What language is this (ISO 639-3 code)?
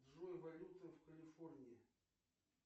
rus